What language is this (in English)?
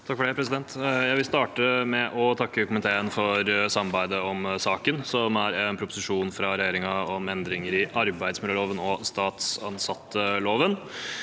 Norwegian